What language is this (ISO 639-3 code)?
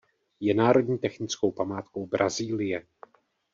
ces